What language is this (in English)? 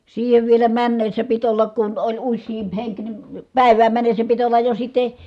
Finnish